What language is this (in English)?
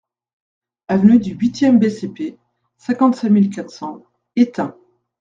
French